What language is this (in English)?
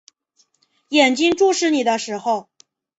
Chinese